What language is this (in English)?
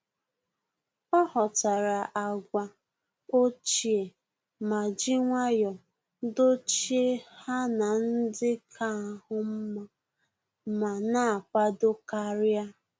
Igbo